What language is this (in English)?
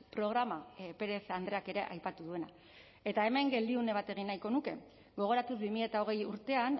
Basque